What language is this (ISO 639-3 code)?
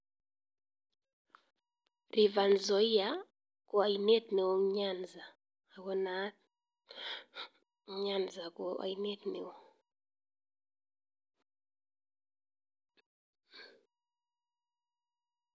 kln